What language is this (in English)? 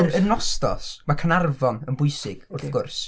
Welsh